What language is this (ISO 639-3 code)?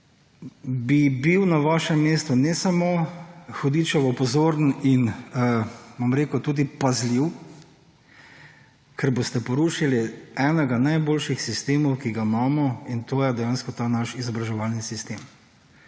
slv